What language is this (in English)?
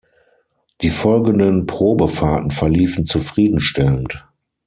German